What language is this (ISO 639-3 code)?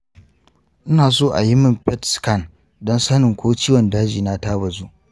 hau